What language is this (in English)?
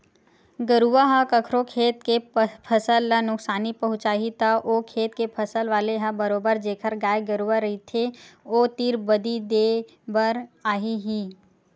Chhattisgarhi